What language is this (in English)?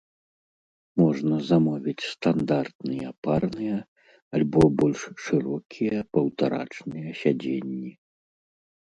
Belarusian